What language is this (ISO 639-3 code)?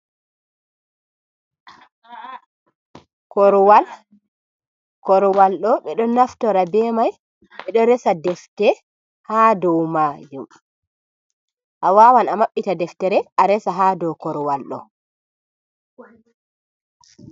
ful